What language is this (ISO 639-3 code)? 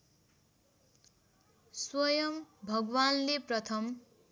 nep